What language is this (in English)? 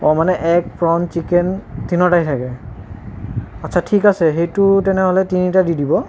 Assamese